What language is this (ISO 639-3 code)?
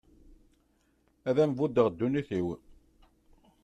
kab